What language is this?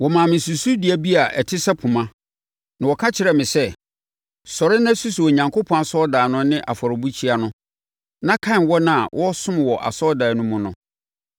Akan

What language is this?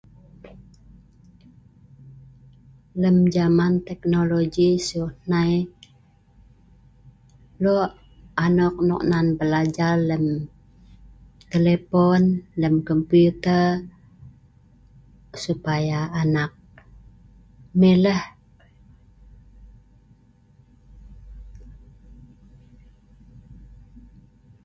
Sa'ban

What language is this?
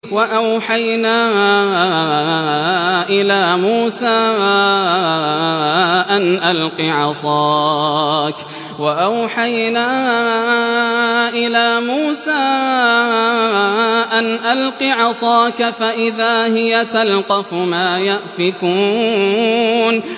Arabic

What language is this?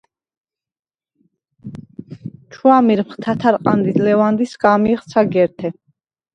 Svan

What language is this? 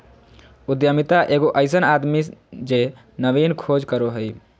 Magahi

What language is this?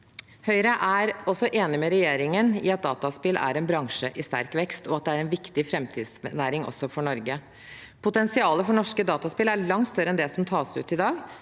Norwegian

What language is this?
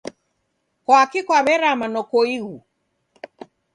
Taita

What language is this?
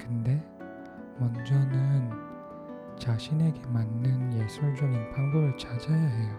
Korean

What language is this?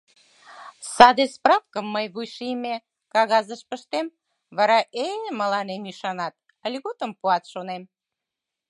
Mari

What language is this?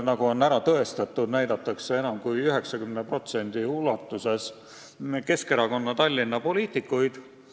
Estonian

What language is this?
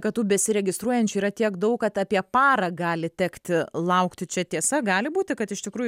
Lithuanian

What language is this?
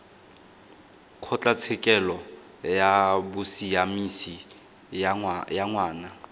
Tswana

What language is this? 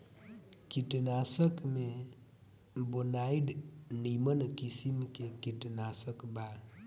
Bhojpuri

